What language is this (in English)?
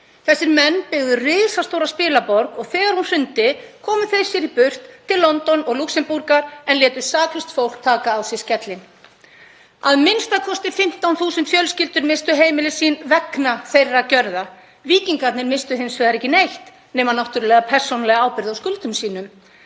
Icelandic